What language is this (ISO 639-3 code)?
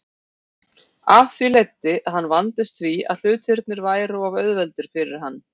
isl